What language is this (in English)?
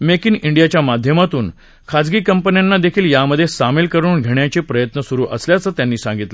Marathi